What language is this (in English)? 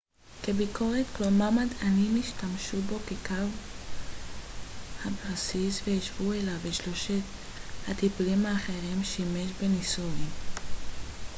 Hebrew